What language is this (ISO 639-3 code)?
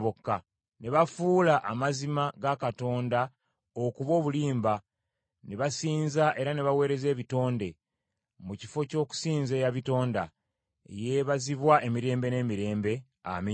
lug